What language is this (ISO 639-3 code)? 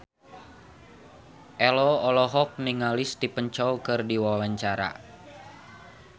sun